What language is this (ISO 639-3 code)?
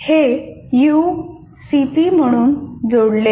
mar